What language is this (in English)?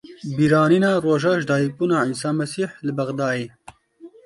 Kurdish